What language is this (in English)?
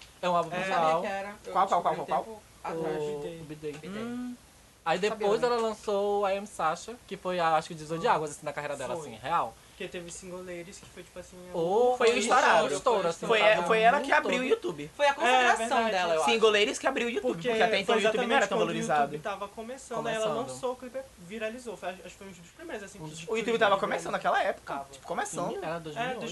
Portuguese